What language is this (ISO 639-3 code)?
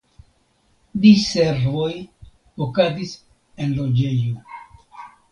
epo